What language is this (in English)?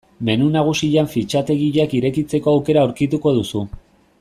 Basque